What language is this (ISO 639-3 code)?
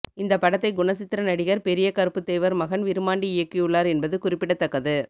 tam